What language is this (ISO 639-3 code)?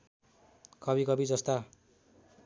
nep